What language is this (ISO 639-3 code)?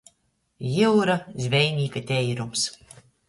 ltg